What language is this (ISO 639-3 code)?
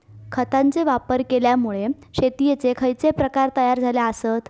mar